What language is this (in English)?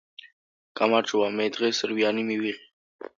Georgian